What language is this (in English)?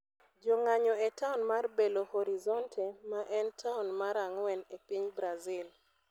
Luo (Kenya and Tanzania)